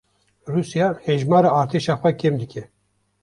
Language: Kurdish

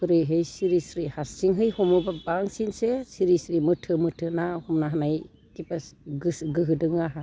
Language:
Bodo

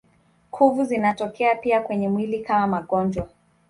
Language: Swahili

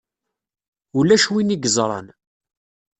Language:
Kabyle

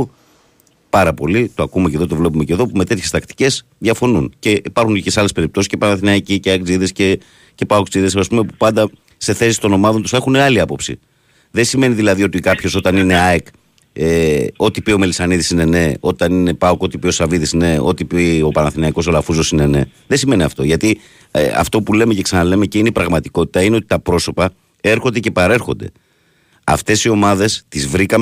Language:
Greek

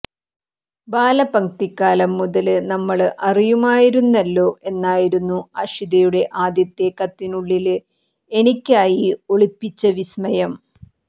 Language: Malayalam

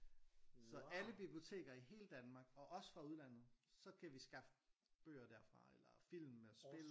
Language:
Danish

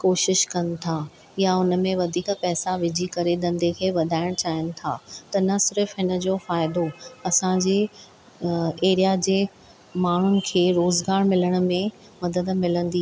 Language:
Sindhi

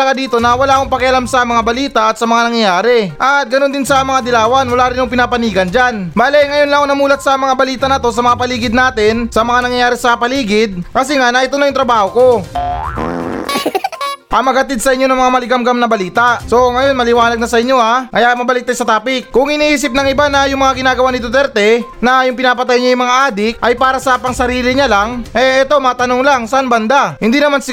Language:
Filipino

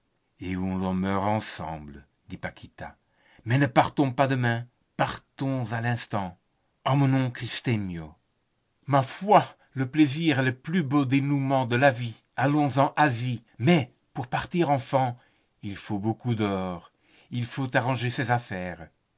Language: French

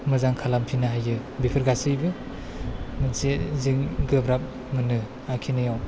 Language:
Bodo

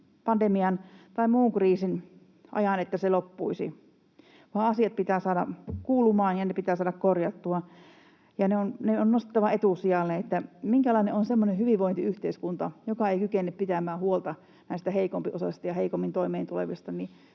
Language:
Finnish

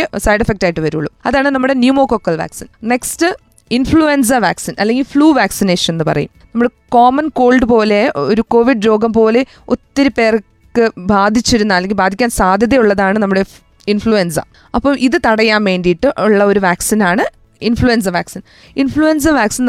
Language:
Malayalam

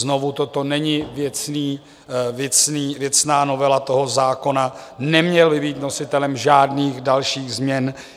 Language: Czech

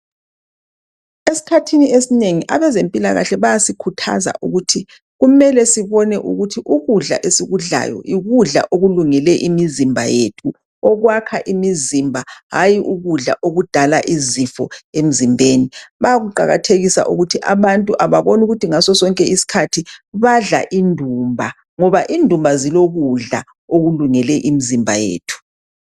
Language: North Ndebele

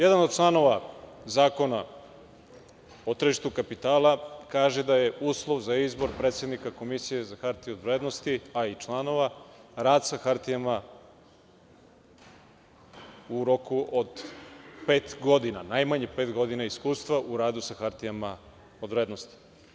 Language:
Serbian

